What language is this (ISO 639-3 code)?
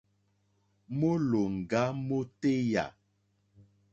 bri